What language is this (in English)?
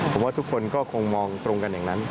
Thai